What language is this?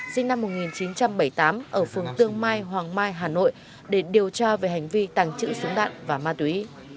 Vietnamese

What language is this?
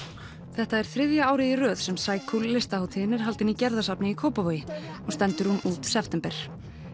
Icelandic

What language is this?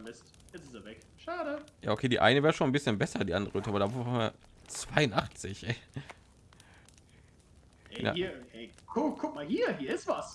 German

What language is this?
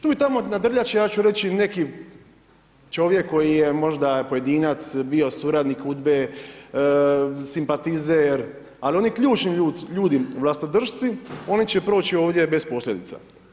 Croatian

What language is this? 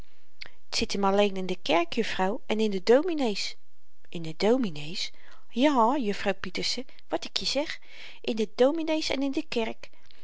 Dutch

